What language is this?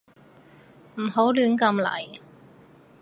Cantonese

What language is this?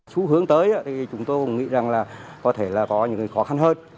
Vietnamese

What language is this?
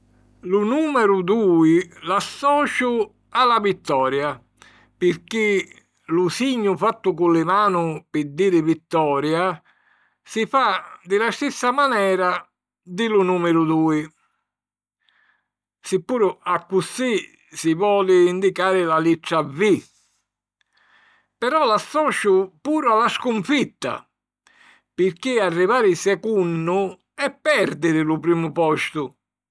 Sicilian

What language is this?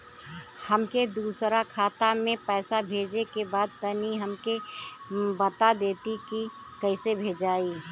Bhojpuri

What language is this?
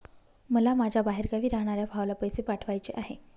Marathi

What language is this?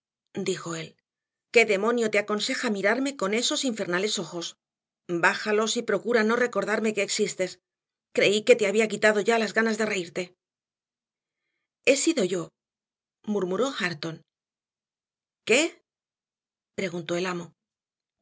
Spanish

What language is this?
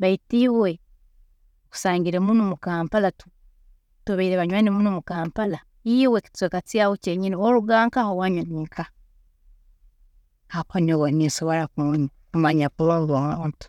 Tooro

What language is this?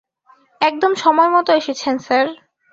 Bangla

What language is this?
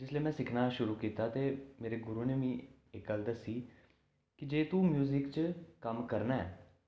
Dogri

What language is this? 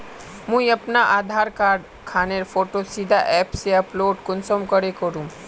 Magahi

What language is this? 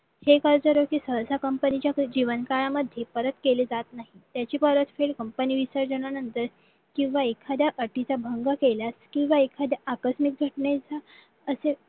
Marathi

